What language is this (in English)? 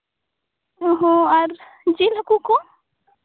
Santali